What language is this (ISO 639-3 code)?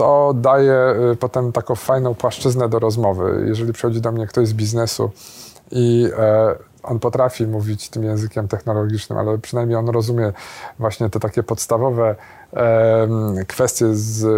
pol